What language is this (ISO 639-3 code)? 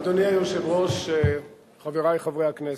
heb